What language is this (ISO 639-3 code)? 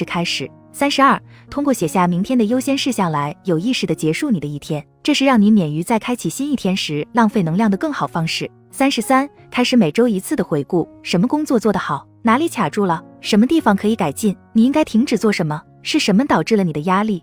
zho